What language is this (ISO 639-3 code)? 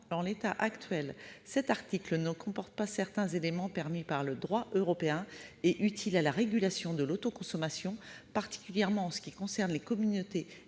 fra